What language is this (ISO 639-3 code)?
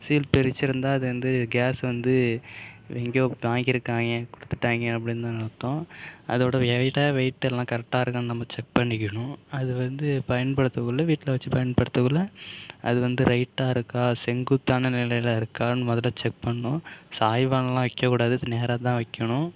tam